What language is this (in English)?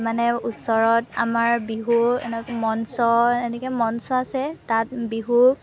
Assamese